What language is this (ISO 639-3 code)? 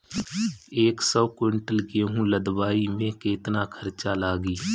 bho